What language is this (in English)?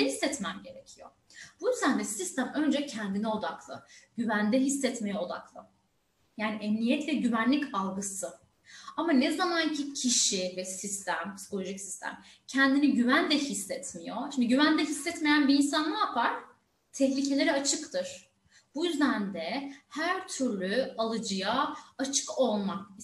Turkish